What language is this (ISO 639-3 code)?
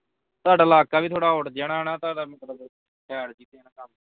pan